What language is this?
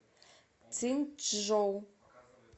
Russian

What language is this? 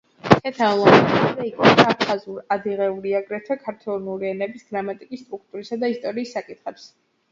Georgian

